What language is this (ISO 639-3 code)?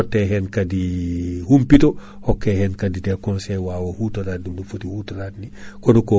ful